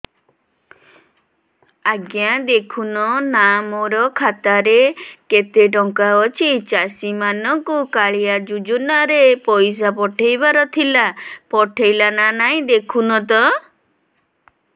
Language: Odia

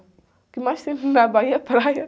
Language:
Portuguese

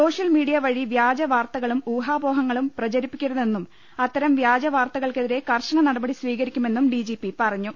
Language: Malayalam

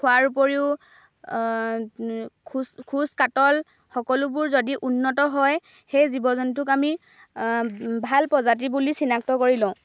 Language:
Assamese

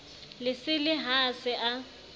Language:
Southern Sotho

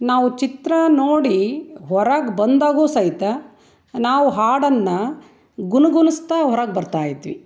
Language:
Kannada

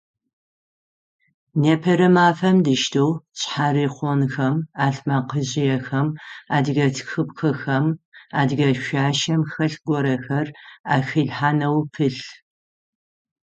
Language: Adyghe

